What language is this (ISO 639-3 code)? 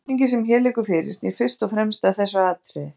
isl